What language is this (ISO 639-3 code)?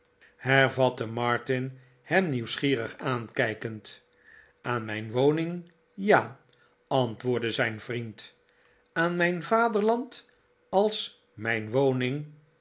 nld